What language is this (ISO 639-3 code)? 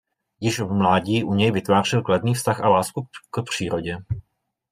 ces